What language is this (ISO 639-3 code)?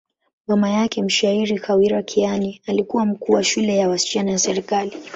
swa